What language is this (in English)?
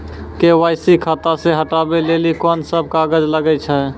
Maithili